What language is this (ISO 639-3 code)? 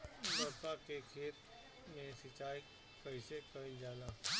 bho